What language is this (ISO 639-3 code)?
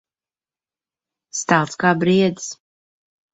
lav